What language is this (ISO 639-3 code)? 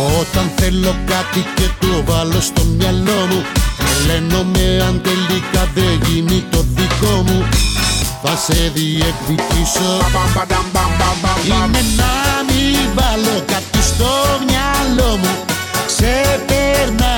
ell